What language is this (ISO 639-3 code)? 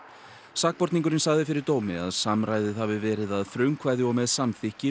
isl